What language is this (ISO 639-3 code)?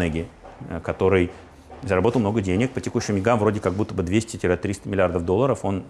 rus